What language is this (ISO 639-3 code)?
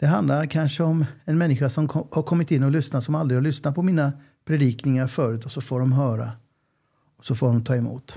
swe